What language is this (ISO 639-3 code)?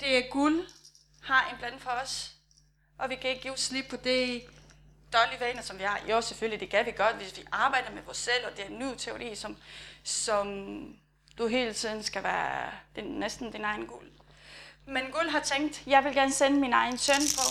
dan